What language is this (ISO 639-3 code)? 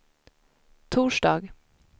swe